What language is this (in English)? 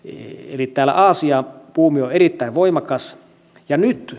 Finnish